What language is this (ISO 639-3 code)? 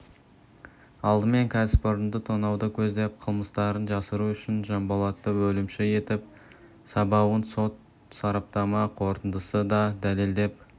kaz